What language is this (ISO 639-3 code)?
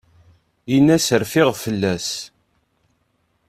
kab